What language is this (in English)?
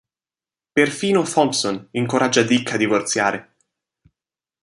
Italian